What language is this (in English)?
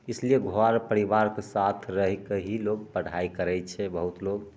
Maithili